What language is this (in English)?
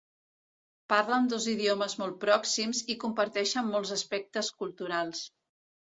Catalan